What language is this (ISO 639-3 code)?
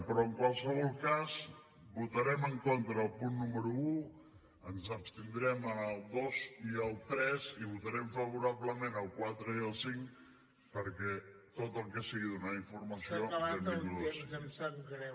cat